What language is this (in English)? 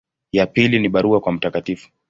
Swahili